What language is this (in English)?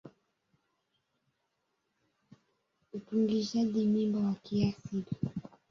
Swahili